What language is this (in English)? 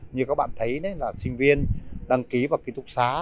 Vietnamese